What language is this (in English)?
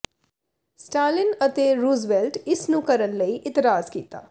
Punjabi